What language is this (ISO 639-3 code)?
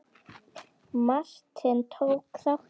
isl